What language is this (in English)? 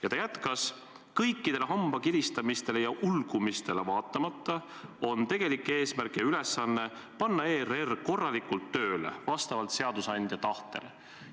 Estonian